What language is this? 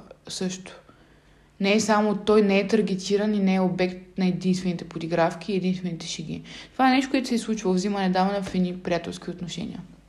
Bulgarian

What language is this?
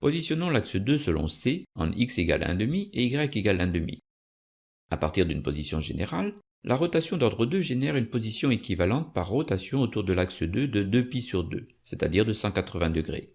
French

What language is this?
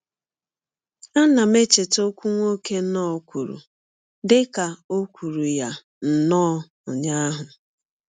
Igbo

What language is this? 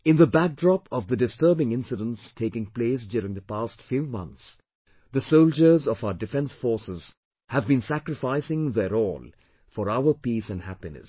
English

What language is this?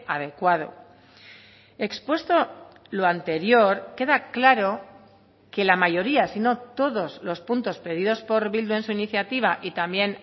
Spanish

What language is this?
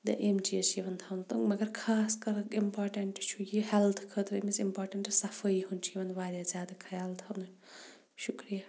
Kashmiri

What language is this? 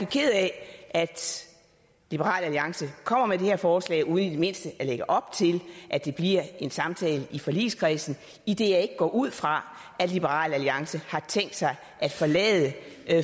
Danish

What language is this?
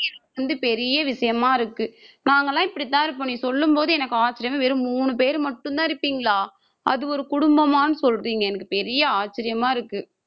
Tamil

